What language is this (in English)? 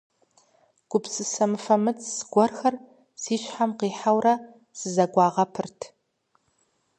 Kabardian